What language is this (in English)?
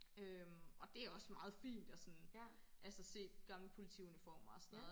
Danish